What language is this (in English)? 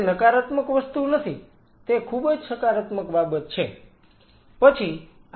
Gujarati